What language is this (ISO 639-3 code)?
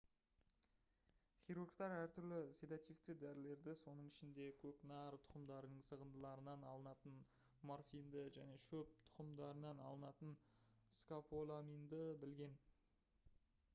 kaz